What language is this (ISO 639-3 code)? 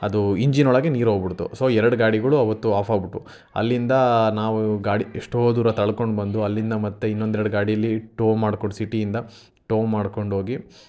kan